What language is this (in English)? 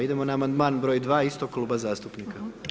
Croatian